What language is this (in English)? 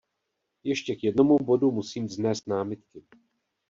Czech